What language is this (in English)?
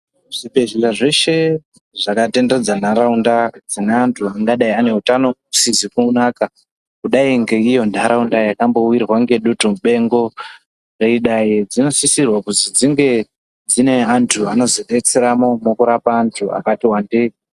Ndau